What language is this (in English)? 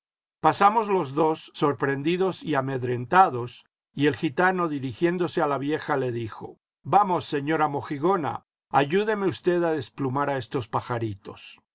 Spanish